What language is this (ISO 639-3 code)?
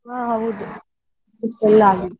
kan